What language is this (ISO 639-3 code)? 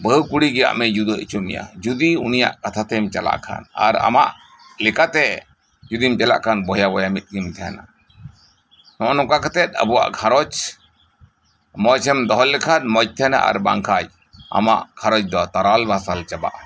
sat